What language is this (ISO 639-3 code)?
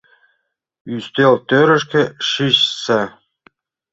chm